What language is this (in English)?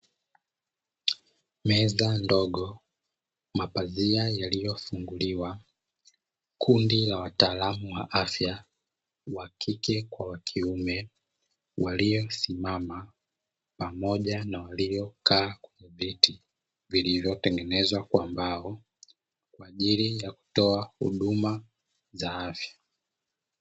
Swahili